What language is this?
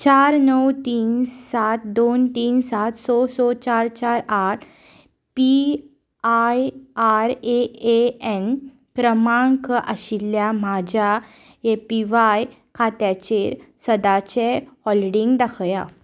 Konkani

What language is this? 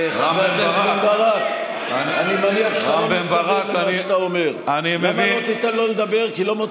Hebrew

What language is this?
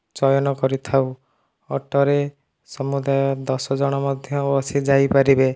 Odia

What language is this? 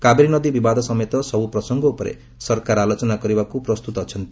Odia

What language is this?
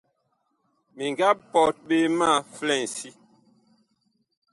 Bakoko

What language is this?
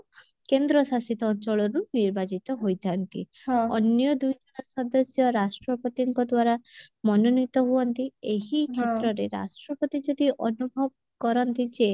Odia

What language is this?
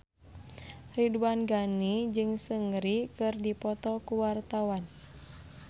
Sundanese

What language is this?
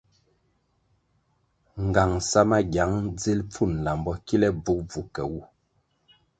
Kwasio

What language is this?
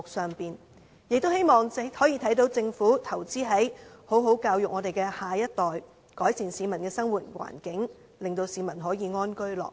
Cantonese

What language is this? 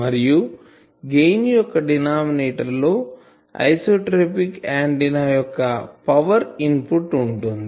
Telugu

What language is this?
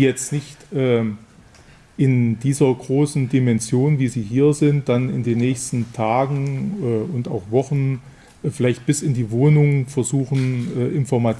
German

